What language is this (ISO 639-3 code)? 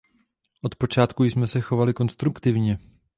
ces